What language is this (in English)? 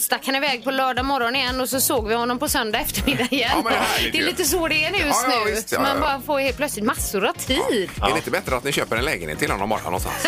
Swedish